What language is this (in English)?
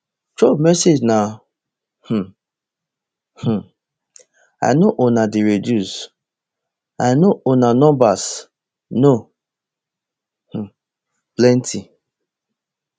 Nigerian Pidgin